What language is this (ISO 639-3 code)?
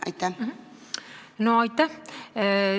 est